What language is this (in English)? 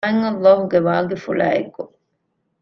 Divehi